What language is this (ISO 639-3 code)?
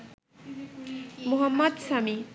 ben